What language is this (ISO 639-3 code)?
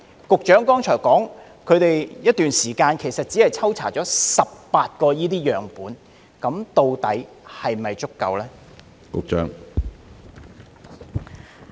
yue